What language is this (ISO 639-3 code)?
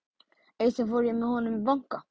isl